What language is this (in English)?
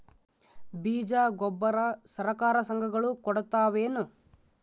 Kannada